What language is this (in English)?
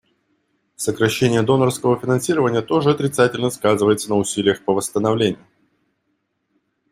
Russian